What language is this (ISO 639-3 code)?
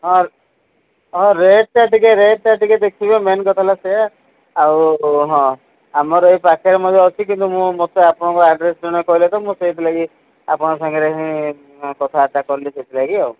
ori